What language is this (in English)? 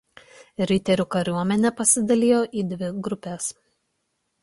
Lithuanian